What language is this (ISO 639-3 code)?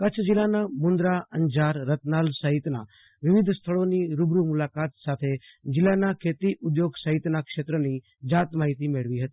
guj